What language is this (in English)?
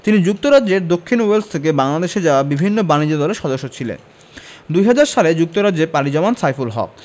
Bangla